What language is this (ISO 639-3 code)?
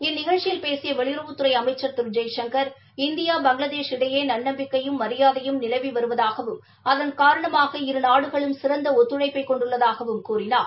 tam